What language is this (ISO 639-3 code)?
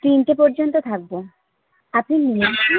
ben